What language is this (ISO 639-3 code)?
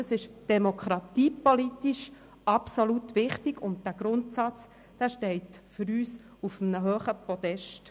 gsw